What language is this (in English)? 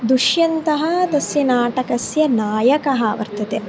Sanskrit